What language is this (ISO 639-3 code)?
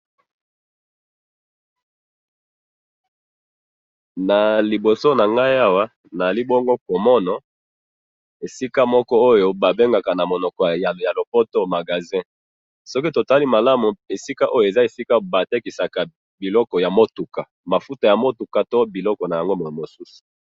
lin